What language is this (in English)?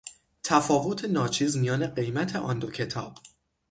Persian